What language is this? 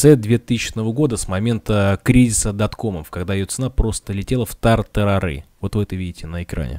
Russian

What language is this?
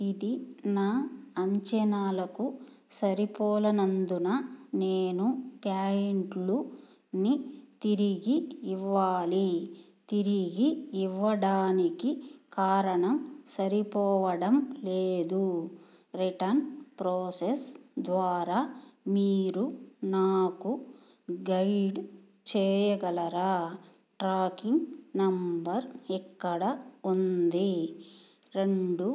Telugu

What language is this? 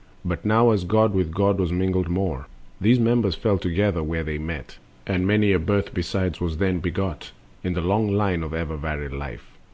English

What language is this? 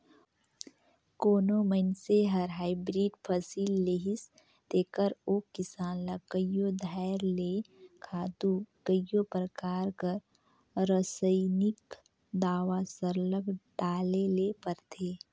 Chhattisgarhi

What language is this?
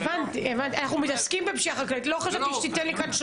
Hebrew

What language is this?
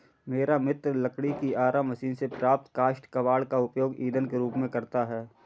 Hindi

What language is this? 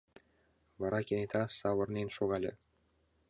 Mari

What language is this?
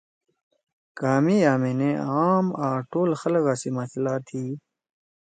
Torwali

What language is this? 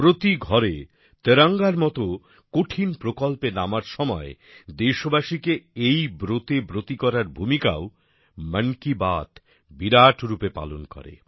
Bangla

